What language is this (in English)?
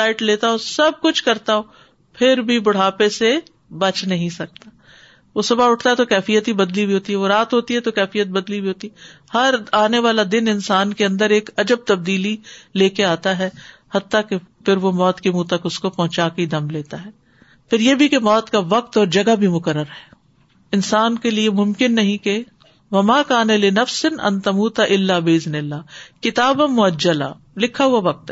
Urdu